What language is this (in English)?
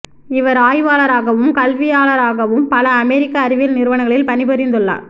Tamil